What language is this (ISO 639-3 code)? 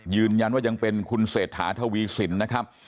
tha